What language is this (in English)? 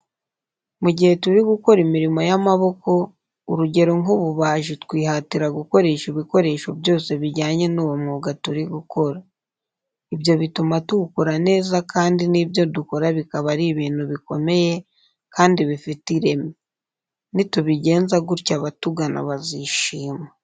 Kinyarwanda